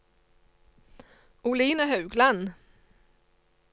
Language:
Norwegian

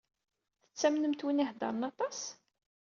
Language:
Kabyle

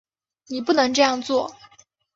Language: Chinese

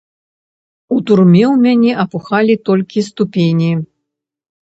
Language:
Belarusian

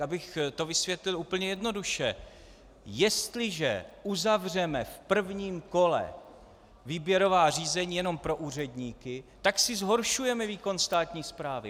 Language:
Czech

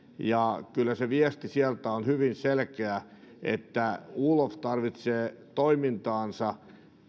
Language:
Finnish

